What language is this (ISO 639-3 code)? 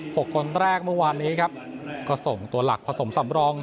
tha